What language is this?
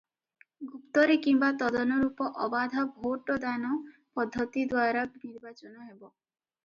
Odia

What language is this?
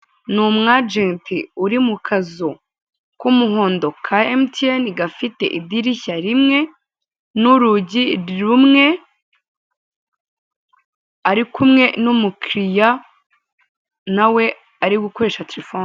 Kinyarwanda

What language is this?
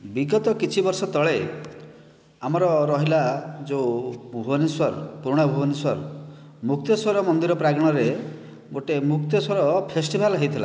Odia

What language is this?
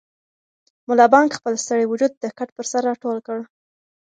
Pashto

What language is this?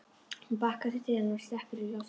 Icelandic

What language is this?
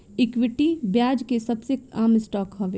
Bhojpuri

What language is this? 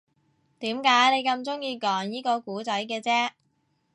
Cantonese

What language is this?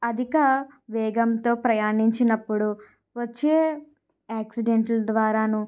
Telugu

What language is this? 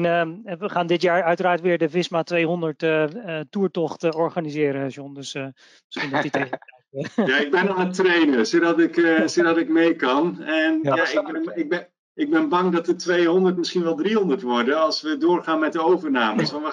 Dutch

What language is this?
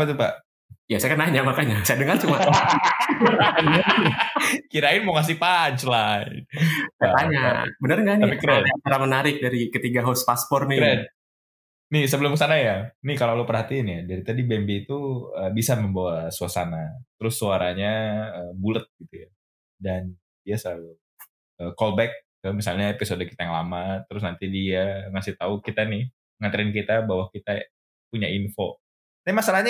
Indonesian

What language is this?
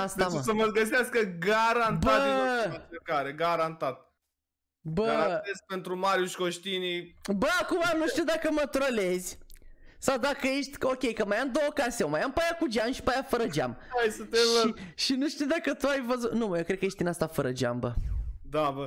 Romanian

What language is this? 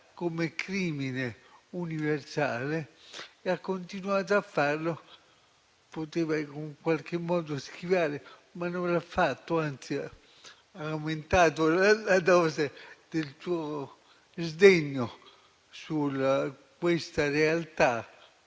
Italian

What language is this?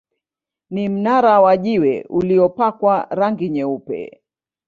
Swahili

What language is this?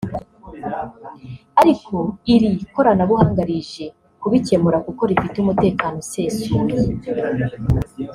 Kinyarwanda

